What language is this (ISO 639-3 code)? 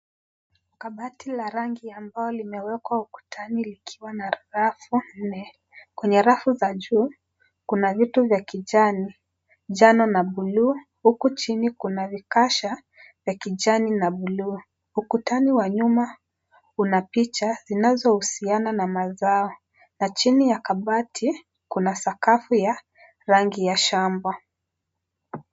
swa